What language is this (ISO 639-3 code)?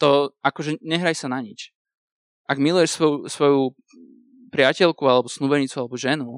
slk